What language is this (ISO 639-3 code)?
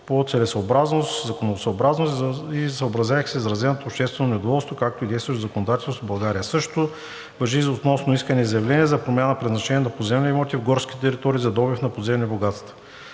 bul